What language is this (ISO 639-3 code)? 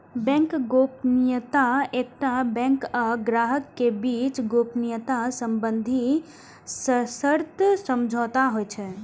mai